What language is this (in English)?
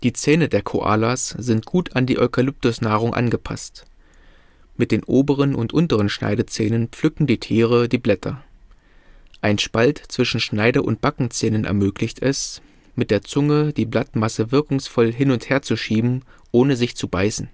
German